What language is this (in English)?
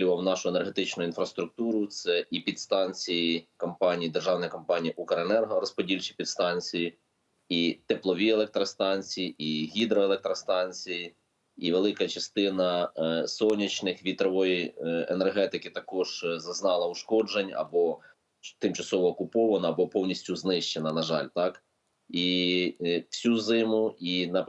Ukrainian